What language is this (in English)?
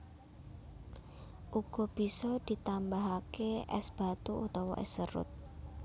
Javanese